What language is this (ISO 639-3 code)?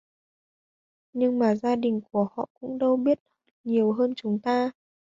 vie